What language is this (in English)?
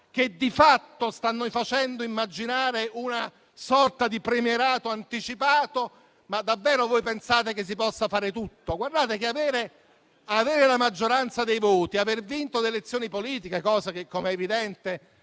Italian